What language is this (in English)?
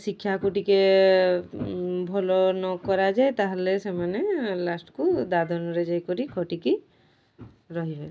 Odia